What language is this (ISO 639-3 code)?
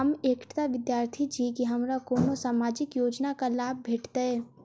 mai